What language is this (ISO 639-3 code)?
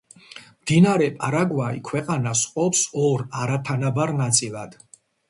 kat